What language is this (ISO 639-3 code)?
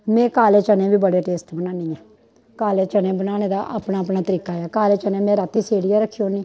doi